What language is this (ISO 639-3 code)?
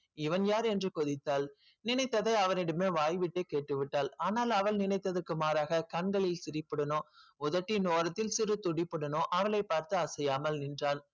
tam